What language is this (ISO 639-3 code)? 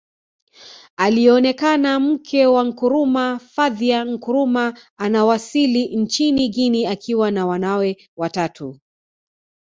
swa